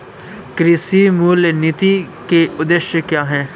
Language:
Hindi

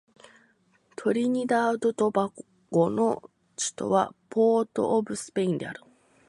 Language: Japanese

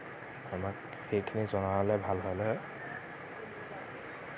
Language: Assamese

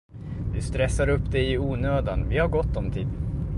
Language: Swedish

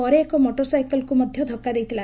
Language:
Odia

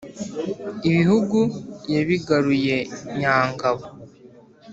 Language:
Kinyarwanda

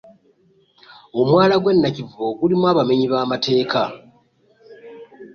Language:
Ganda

